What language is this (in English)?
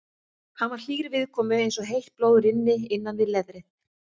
Icelandic